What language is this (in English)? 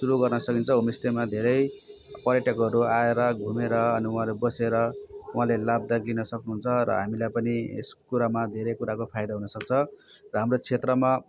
Nepali